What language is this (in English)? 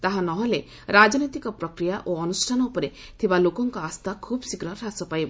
Odia